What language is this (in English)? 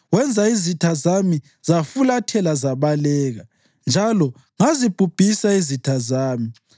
North Ndebele